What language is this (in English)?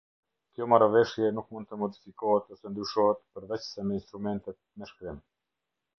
Albanian